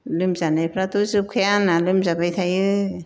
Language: Bodo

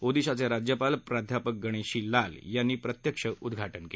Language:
Marathi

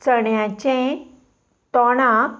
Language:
Konkani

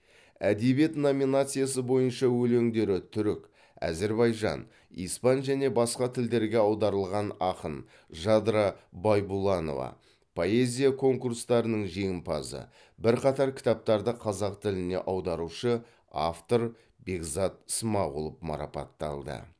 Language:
Kazakh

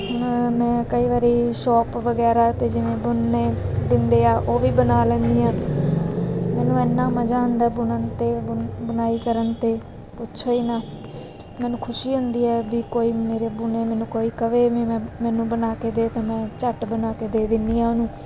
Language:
Punjabi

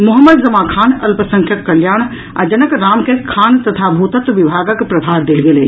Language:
Maithili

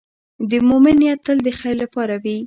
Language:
Pashto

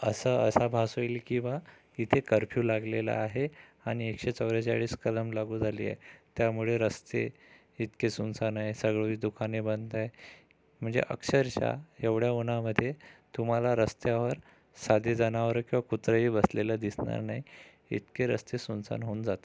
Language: Marathi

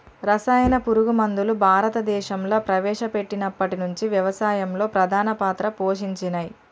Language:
Telugu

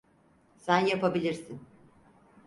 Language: Turkish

